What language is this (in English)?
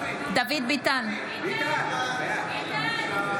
Hebrew